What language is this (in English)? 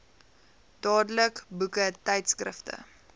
Afrikaans